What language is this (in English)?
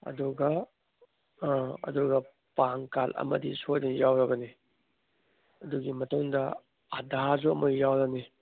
Manipuri